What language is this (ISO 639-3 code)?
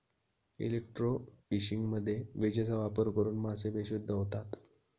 mar